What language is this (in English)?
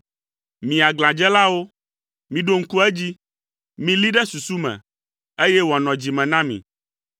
Ewe